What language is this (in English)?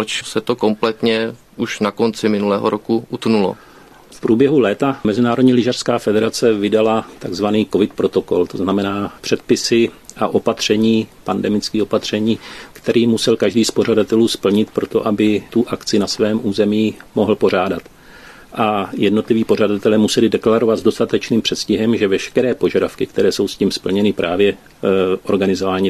Czech